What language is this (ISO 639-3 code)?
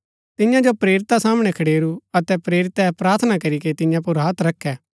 gbk